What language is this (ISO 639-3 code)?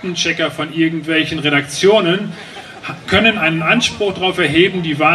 deu